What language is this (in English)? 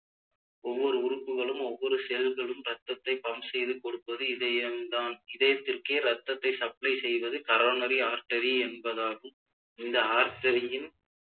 Tamil